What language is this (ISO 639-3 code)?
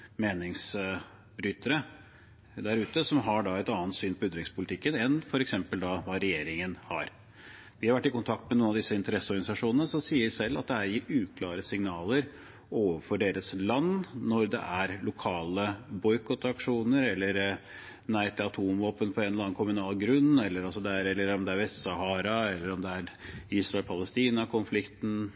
nob